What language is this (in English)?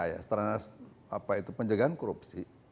Indonesian